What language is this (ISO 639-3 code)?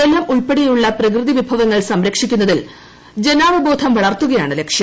mal